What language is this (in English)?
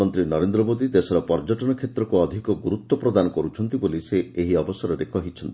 Odia